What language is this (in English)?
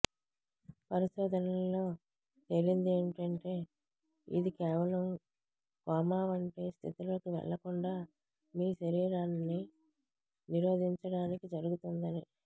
Telugu